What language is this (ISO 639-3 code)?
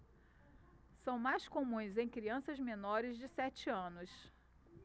por